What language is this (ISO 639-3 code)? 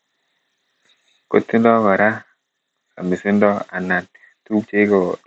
kln